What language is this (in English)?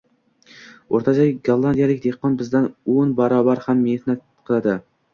Uzbek